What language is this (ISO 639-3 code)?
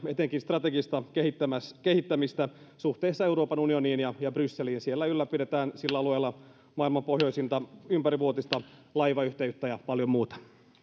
fin